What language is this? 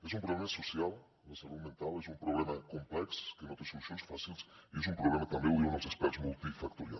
Catalan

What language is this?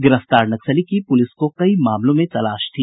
Hindi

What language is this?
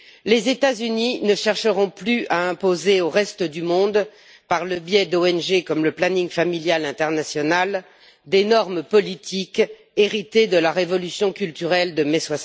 French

